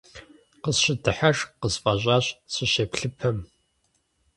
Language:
Kabardian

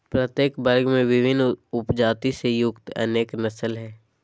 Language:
Magahi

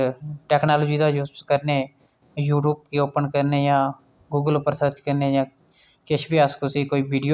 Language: Dogri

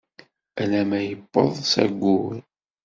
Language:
Kabyle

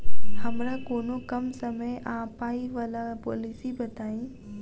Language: Maithili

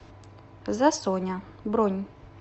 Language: Russian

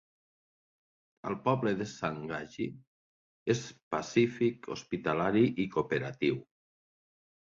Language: Catalan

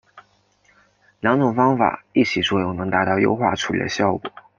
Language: Chinese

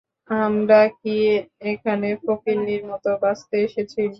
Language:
Bangla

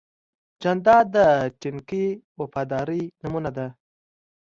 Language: Pashto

